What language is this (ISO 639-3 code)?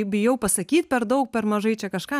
lit